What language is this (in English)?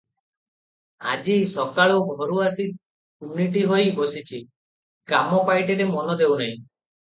Odia